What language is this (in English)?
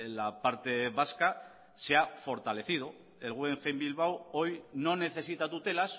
Spanish